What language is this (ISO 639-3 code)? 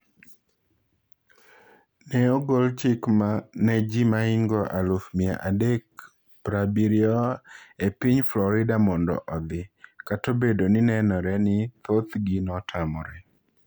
luo